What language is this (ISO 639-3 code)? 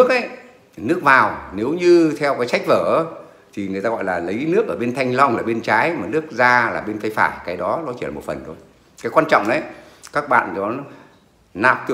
vie